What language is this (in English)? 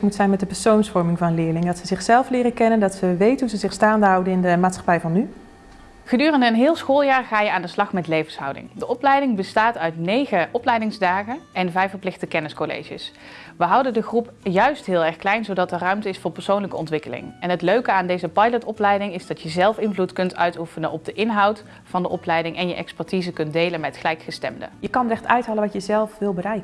Dutch